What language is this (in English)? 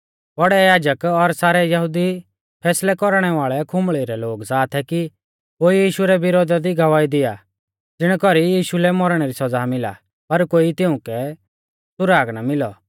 Mahasu Pahari